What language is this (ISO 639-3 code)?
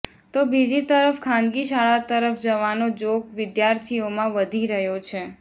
guj